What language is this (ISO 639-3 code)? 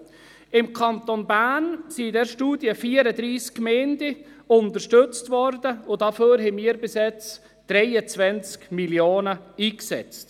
gsw